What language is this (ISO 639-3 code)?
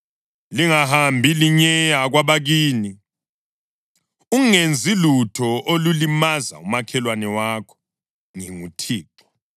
nde